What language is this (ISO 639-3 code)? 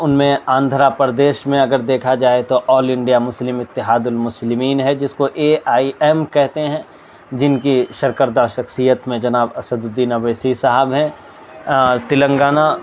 urd